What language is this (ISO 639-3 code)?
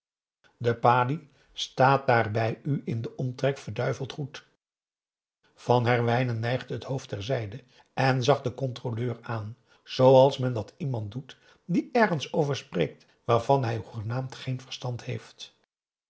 nld